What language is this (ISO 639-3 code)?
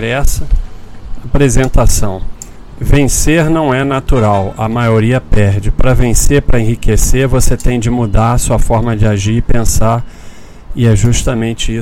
por